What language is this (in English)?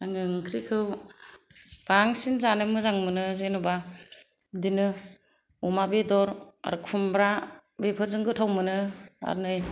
Bodo